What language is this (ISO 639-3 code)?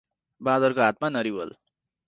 nep